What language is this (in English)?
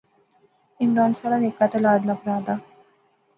Pahari-Potwari